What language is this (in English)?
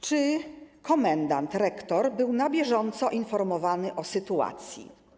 Polish